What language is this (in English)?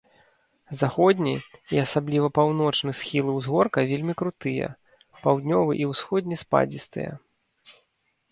Belarusian